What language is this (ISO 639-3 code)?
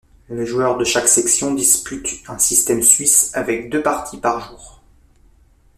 fra